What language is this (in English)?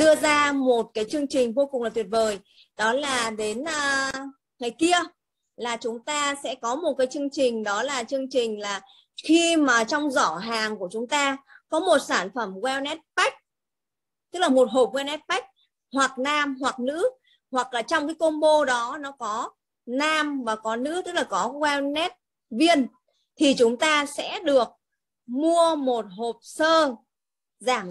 Vietnamese